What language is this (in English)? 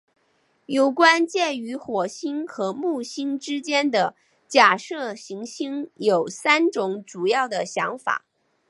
Chinese